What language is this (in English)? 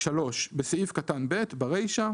Hebrew